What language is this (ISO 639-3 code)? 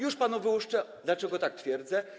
pol